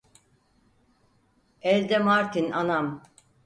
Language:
Turkish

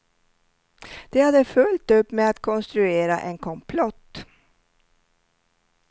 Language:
Swedish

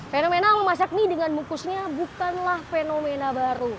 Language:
Indonesian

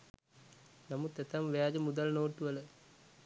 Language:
Sinhala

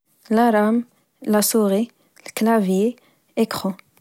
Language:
Moroccan Arabic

